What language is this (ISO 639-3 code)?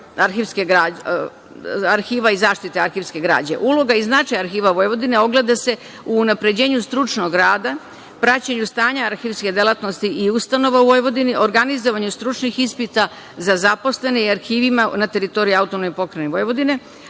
srp